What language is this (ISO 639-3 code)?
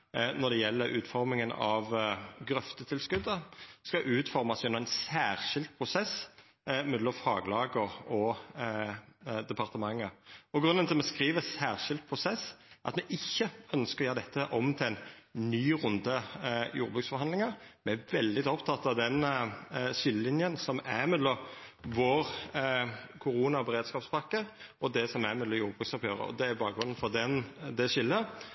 nno